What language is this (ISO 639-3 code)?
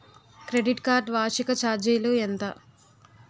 tel